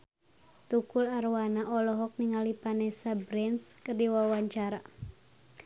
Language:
Sundanese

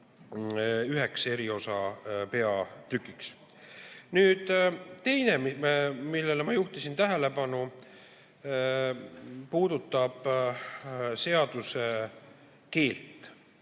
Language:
Estonian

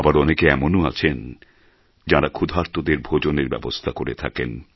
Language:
Bangla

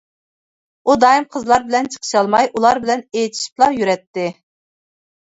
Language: Uyghur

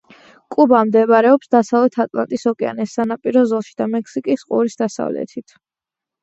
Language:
Georgian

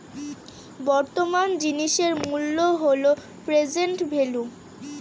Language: Bangla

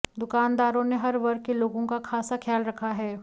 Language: Hindi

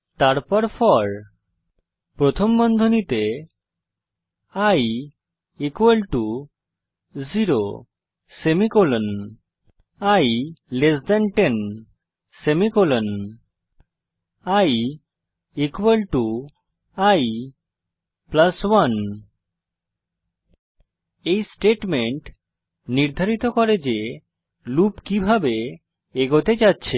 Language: Bangla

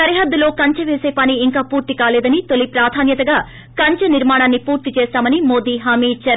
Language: Telugu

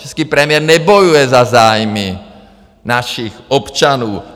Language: Czech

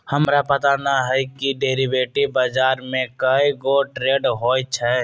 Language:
Magahi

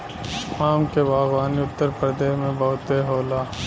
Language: Bhojpuri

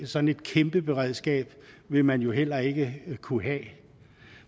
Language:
Danish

